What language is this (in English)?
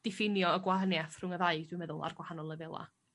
Welsh